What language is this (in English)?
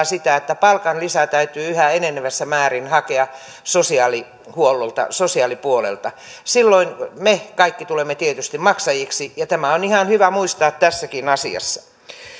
Finnish